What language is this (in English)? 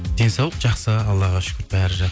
Kazakh